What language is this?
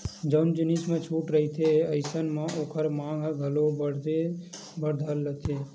Chhattisgarhi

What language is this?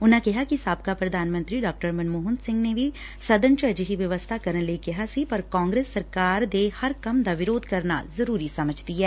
Punjabi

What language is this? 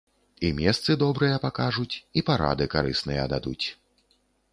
Belarusian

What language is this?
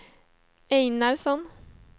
Swedish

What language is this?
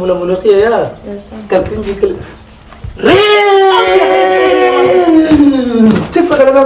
Arabic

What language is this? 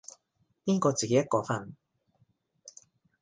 Cantonese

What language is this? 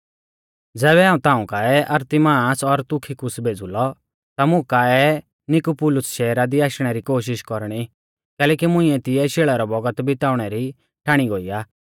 Mahasu Pahari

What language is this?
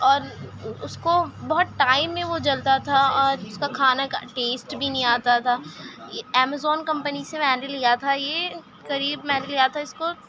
Urdu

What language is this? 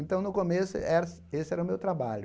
Portuguese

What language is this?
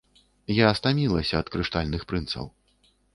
Belarusian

